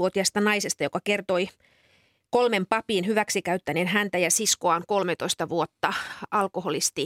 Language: Finnish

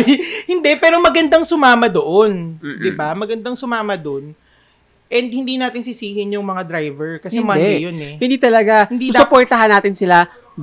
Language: Filipino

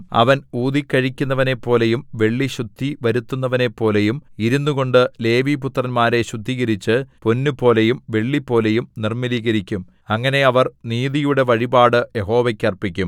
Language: Malayalam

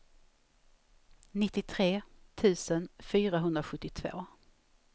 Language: Swedish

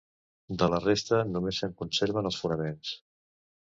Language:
Catalan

